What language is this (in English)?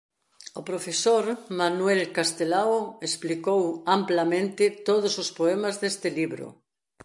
Galician